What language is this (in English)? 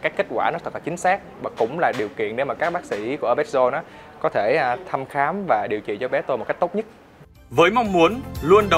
Vietnamese